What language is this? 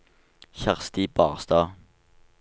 Norwegian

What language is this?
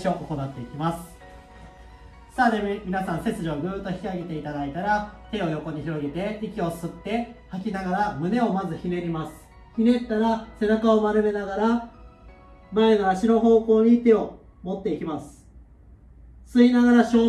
Japanese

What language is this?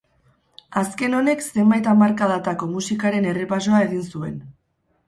Basque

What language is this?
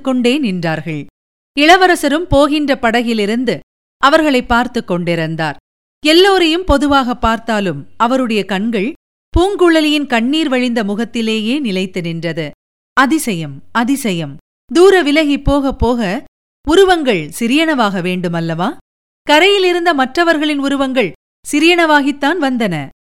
Tamil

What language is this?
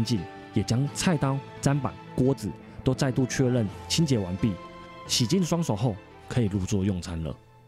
Chinese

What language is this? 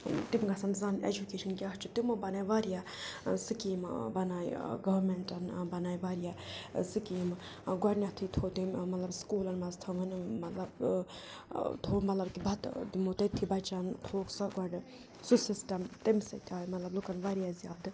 Kashmiri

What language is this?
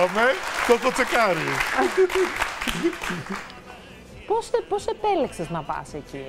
Greek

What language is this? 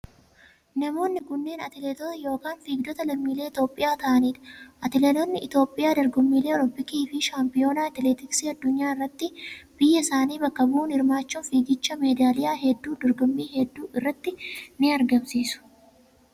Oromo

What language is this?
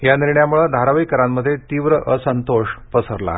Marathi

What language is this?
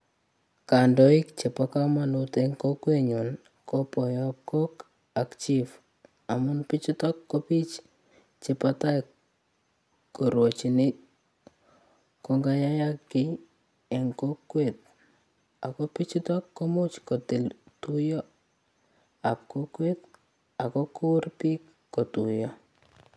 Kalenjin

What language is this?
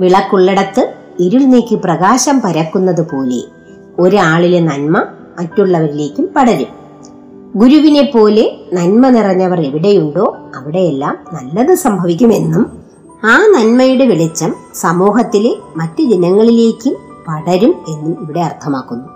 Malayalam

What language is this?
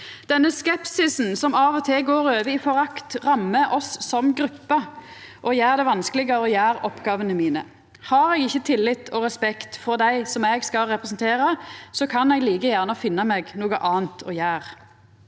Norwegian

